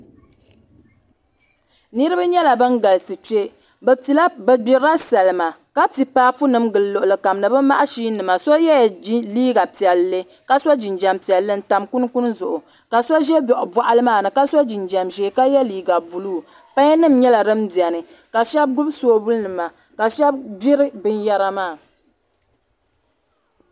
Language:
Dagbani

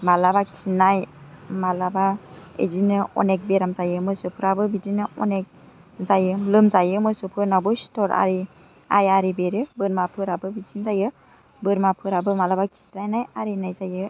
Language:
Bodo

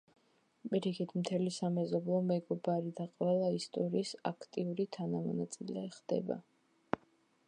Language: Georgian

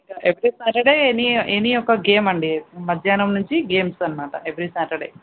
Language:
Telugu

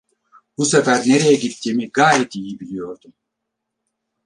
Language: Turkish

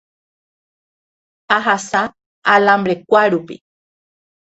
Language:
Guarani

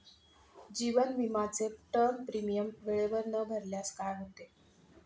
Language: Marathi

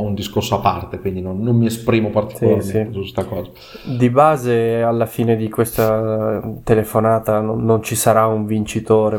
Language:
Italian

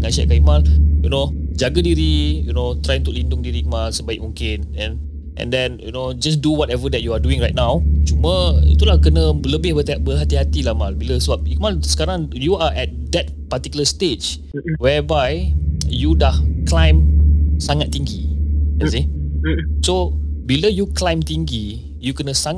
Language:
Malay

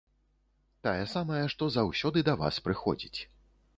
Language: Belarusian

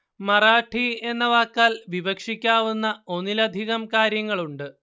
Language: Malayalam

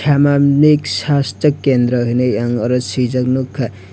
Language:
Kok Borok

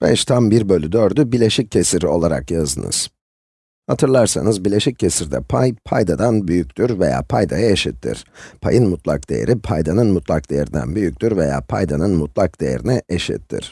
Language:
Turkish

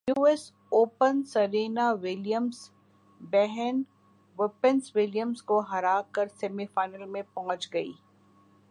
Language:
Urdu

